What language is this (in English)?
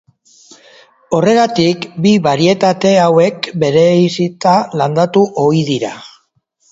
Basque